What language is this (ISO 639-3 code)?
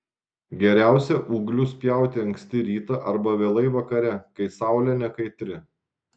lit